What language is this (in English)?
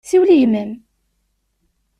Kabyle